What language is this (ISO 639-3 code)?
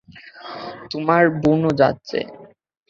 ben